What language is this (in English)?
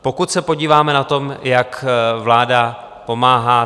Czech